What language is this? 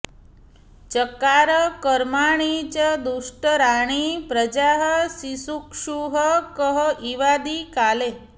Sanskrit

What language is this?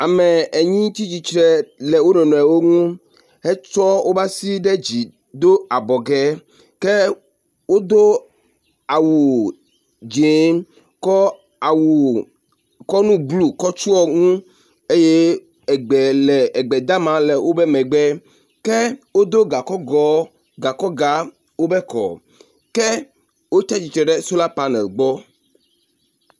Ewe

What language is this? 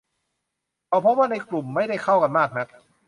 Thai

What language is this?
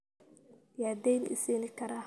Somali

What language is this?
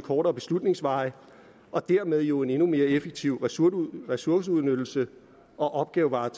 Danish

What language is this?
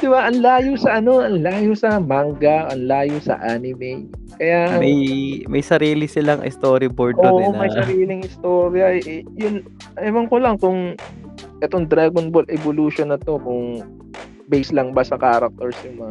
Filipino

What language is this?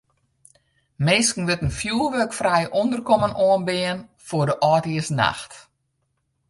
Western Frisian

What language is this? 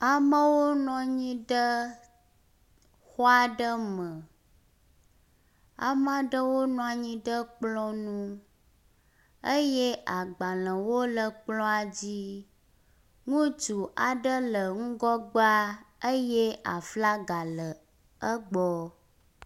Ewe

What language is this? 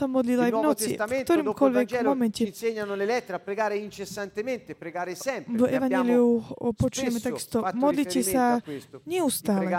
Slovak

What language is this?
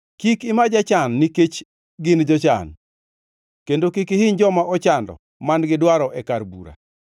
Luo (Kenya and Tanzania)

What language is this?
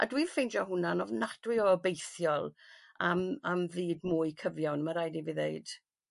Welsh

